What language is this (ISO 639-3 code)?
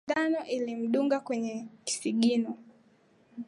swa